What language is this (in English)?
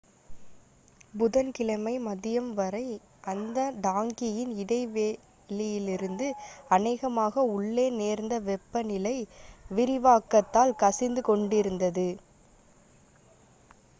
Tamil